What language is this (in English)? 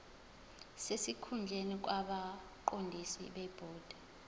Zulu